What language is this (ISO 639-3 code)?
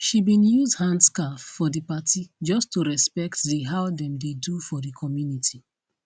pcm